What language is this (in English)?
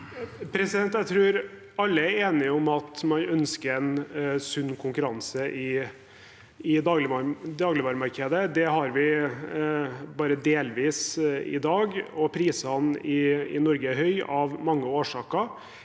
Norwegian